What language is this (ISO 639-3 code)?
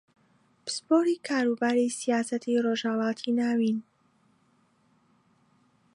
ckb